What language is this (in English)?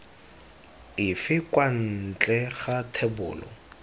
Tswana